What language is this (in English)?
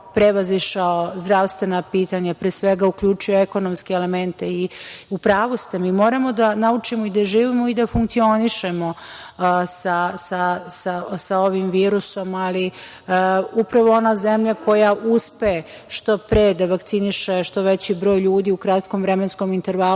Serbian